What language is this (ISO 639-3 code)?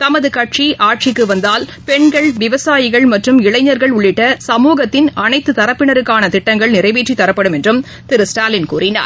tam